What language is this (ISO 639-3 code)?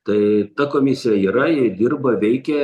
lit